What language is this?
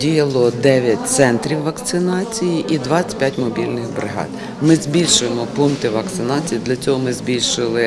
Ukrainian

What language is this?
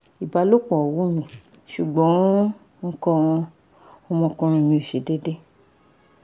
Yoruba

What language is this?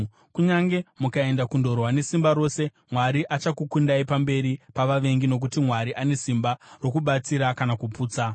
Shona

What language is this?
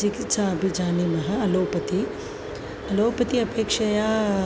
Sanskrit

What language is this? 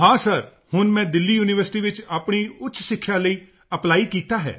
Punjabi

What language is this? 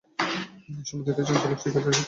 Bangla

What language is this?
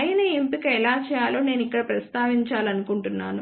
Telugu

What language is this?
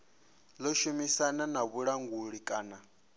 Venda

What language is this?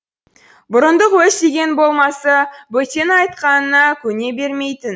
Kazakh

